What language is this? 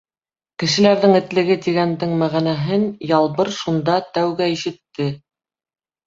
Bashkir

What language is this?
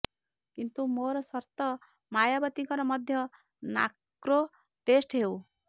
Odia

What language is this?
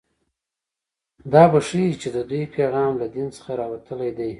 Pashto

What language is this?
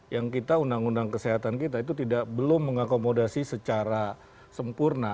Indonesian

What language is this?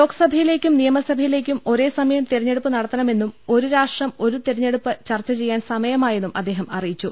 Malayalam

